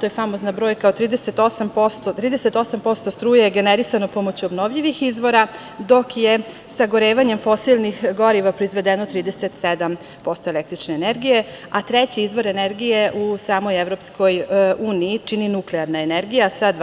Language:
Serbian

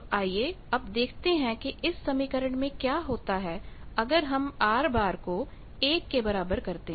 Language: Hindi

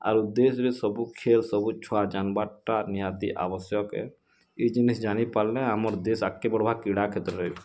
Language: Odia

